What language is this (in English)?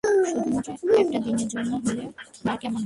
Bangla